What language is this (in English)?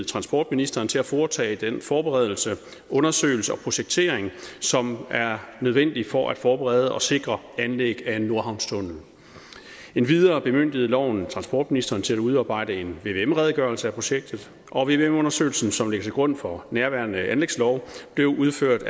Danish